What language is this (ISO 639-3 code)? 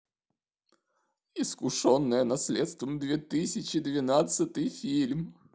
rus